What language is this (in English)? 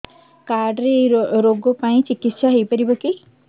Odia